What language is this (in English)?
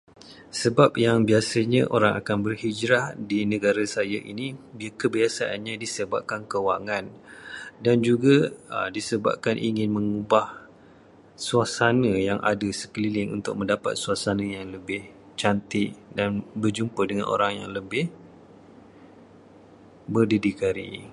Malay